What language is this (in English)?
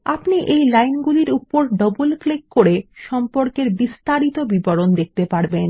Bangla